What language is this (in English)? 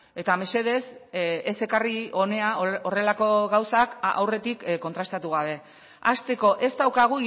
Basque